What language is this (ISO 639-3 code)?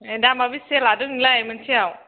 brx